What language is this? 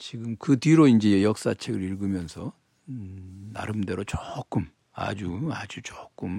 Korean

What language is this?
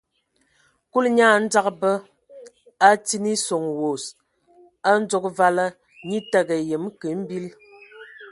Ewondo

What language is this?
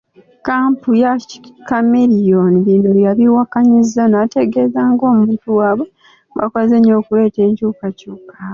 Ganda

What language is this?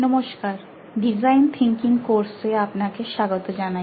Bangla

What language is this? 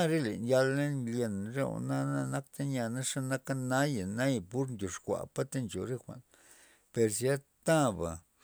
Loxicha Zapotec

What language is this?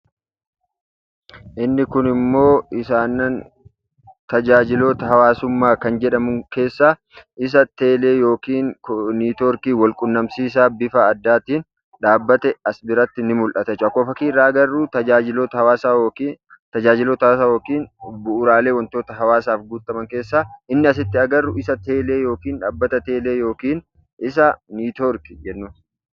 Oromo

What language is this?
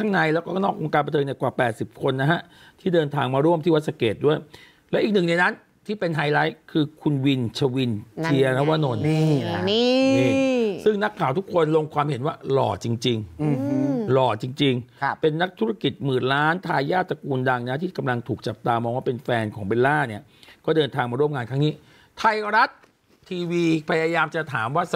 Thai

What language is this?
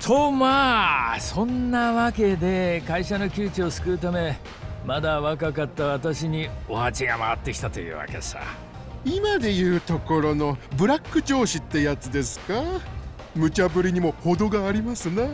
Japanese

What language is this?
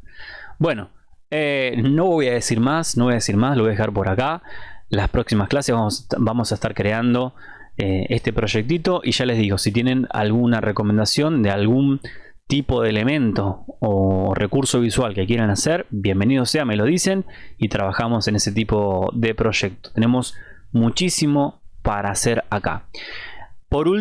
Spanish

